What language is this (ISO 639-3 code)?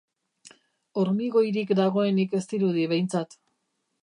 eus